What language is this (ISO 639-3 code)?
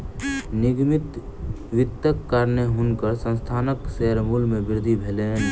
mai